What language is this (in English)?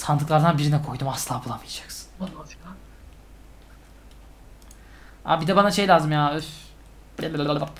Turkish